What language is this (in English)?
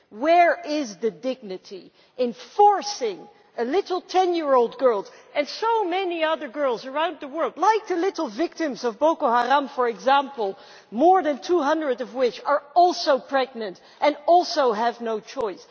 English